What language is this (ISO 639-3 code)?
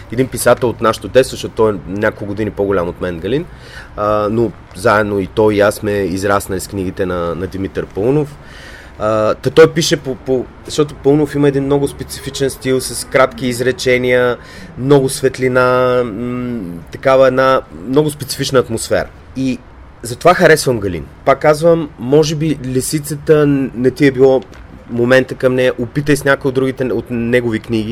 bul